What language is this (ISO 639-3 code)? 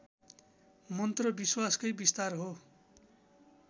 nep